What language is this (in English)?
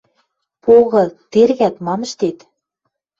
Western Mari